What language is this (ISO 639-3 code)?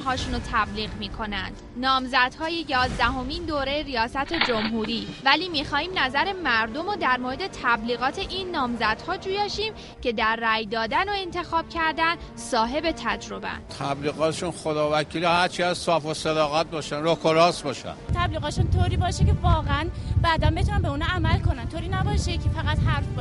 fas